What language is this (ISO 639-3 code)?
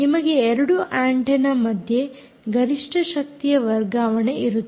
kan